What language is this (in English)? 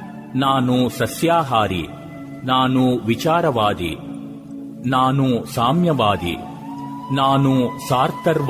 Kannada